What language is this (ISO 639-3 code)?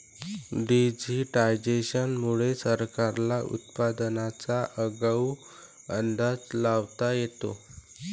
mar